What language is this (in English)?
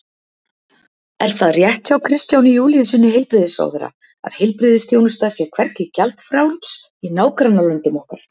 Icelandic